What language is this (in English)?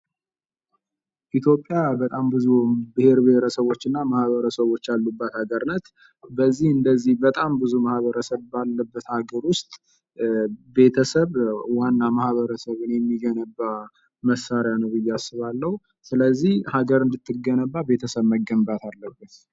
Amharic